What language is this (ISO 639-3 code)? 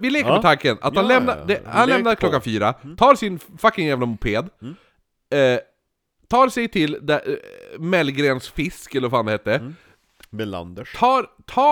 swe